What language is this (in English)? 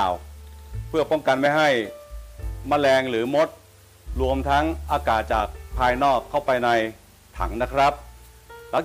Thai